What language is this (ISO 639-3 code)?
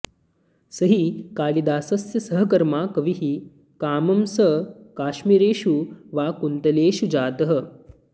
san